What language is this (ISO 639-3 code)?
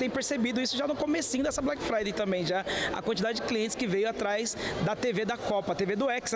por